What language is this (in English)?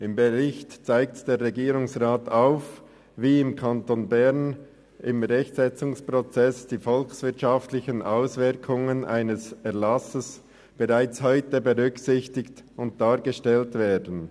Swiss German